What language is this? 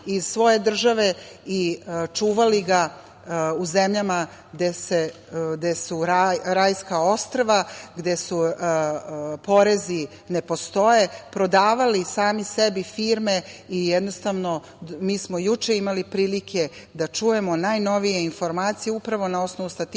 Serbian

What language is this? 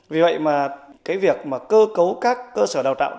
Vietnamese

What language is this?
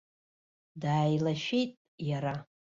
Abkhazian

